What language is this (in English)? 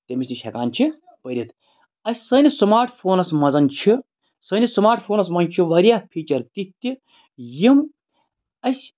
Kashmiri